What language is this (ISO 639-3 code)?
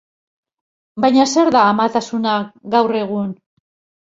eus